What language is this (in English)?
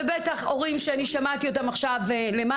Hebrew